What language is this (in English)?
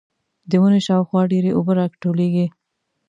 Pashto